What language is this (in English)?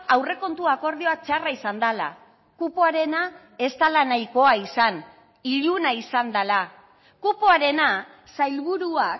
Basque